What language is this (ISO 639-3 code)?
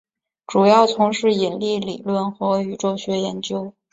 zho